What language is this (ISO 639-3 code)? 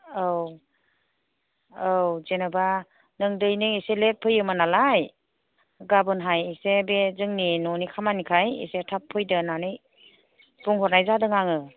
brx